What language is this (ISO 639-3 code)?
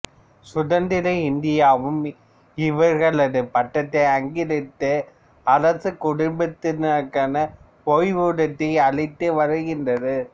tam